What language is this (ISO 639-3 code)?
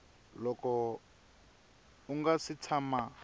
tso